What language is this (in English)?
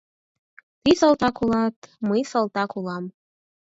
Mari